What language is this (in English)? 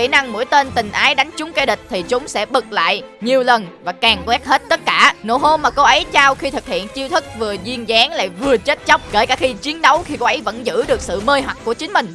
Vietnamese